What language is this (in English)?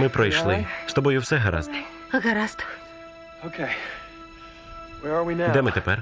Ukrainian